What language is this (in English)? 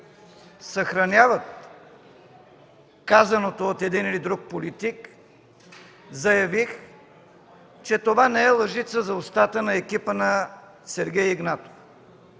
Bulgarian